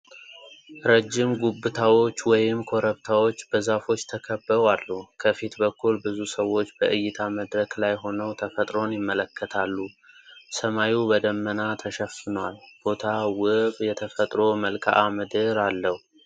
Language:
Amharic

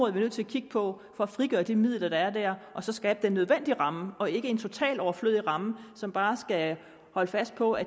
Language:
Danish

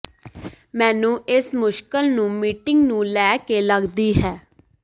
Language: Punjabi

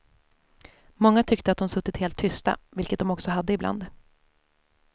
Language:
Swedish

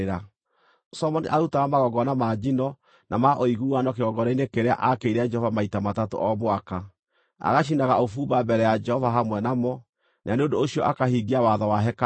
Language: Kikuyu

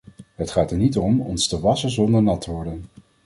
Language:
Dutch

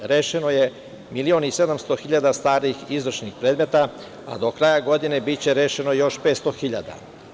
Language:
Serbian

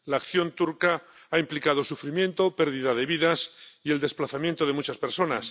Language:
Spanish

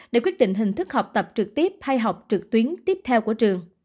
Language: Vietnamese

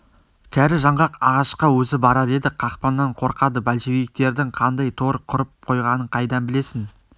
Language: Kazakh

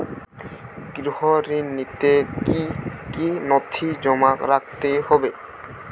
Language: Bangla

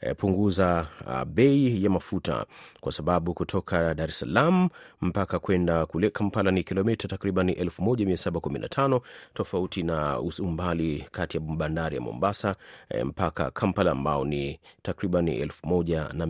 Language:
Swahili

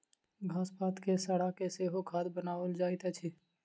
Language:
Maithili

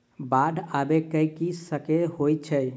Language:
Maithili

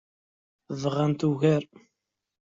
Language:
Kabyle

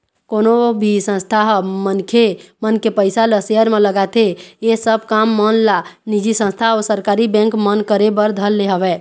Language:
Chhattisgarhi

